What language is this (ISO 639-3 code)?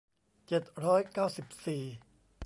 tha